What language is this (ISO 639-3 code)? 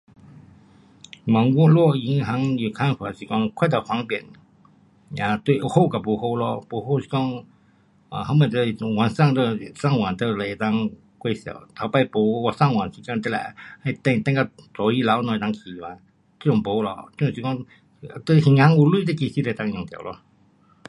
cpx